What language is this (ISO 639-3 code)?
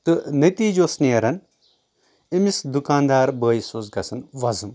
kas